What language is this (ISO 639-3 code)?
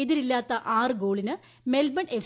mal